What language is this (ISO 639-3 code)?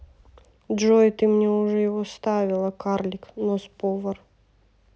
rus